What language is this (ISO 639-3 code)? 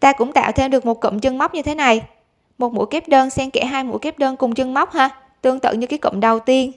vie